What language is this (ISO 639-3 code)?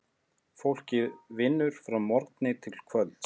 isl